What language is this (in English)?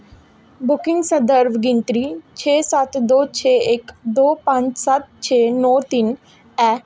Dogri